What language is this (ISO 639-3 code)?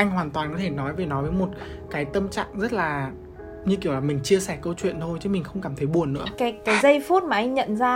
vie